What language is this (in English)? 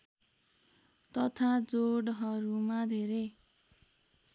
Nepali